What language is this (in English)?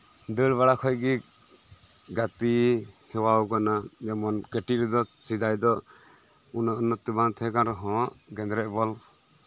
Santali